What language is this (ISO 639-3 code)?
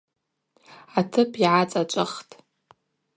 abq